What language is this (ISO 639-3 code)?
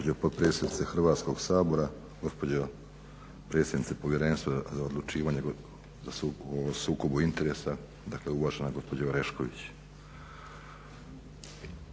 hrv